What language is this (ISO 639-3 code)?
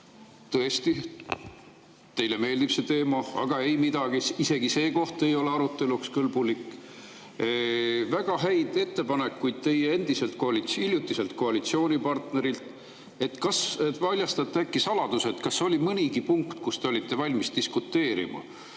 est